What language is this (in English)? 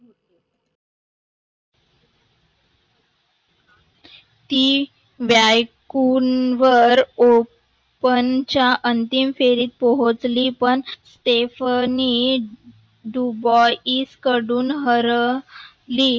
Marathi